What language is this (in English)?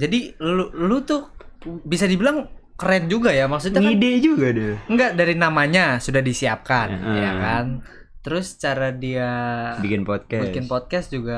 Indonesian